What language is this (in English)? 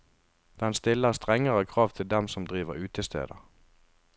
Norwegian